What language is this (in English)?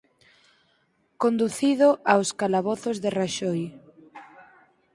Galician